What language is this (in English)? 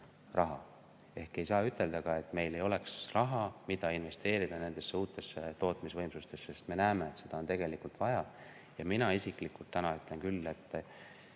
Estonian